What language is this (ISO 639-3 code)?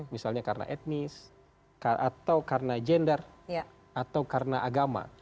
ind